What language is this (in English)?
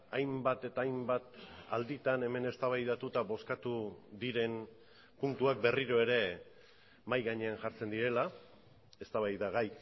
Basque